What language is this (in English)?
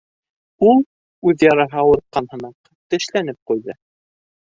Bashkir